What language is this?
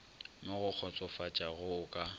Northern Sotho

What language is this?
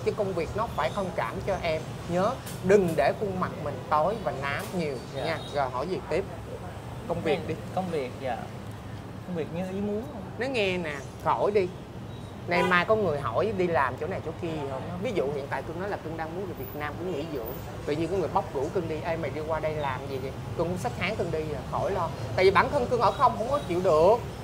Vietnamese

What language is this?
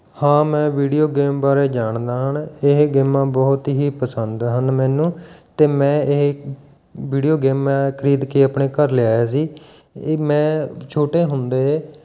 Punjabi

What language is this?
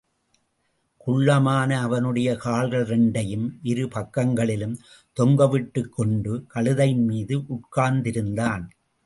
Tamil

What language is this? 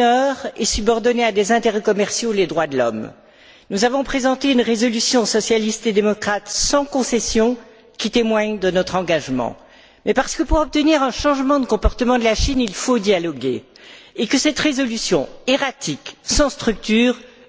French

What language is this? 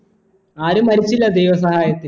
Malayalam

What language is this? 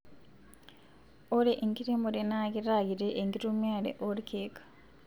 Masai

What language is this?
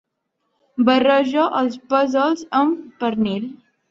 Catalan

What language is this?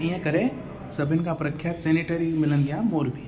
Sindhi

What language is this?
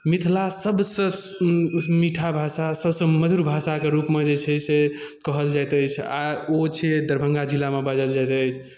Maithili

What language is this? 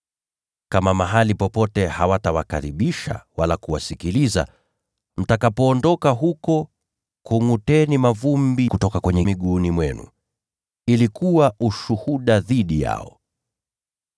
Swahili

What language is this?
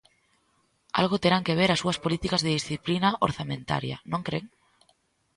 Galician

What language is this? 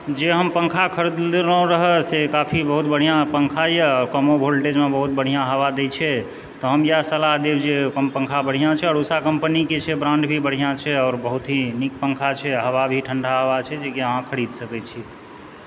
Maithili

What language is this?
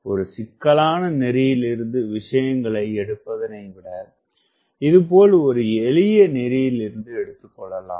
Tamil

